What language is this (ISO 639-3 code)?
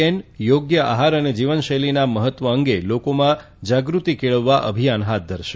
guj